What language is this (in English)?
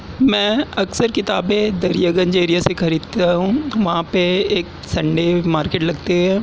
Urdu